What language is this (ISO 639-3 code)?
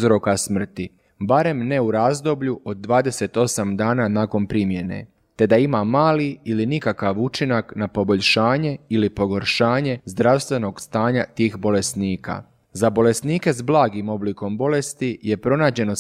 hrv